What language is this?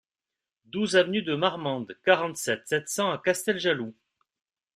French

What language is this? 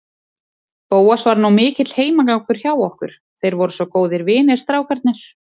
Icelandic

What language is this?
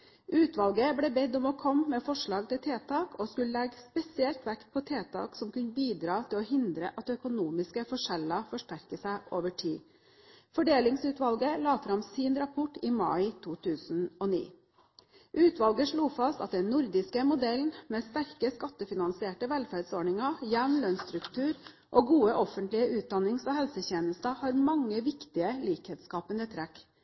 Norwegian Bokmål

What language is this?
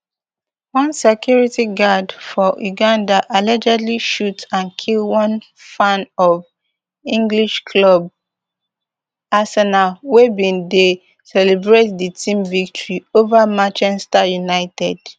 Nigerian Pidgin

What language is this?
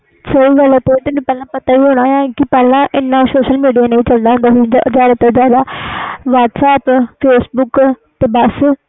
Punjabi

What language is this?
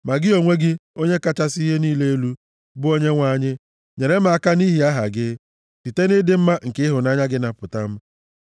Igbo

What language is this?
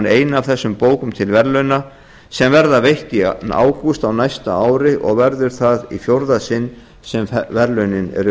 Icelandic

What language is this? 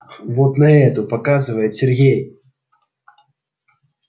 Russian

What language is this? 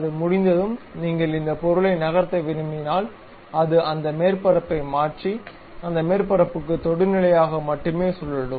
Tamil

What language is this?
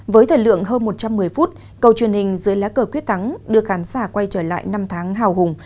Vietnamese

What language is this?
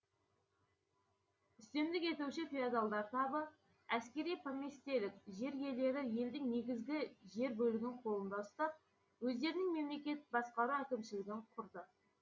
Kazakh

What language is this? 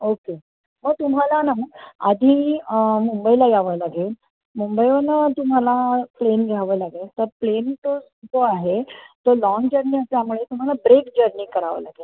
Marathi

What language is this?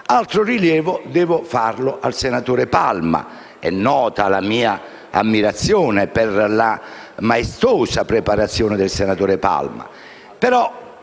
Italian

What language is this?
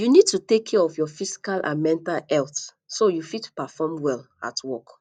Nigerian Pidgin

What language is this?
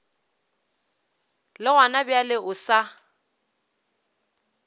Northern Sotho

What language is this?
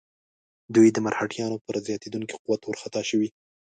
Pashto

